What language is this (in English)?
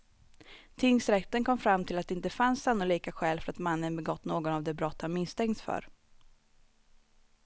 Swedish